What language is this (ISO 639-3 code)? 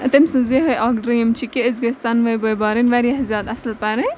kas